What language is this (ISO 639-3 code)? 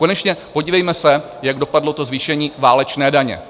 ces